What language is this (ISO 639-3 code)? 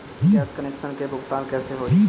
bho